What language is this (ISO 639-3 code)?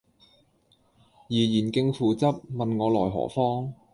yue